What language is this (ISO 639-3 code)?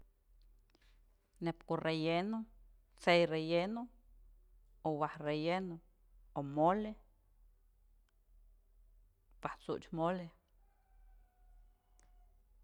mzl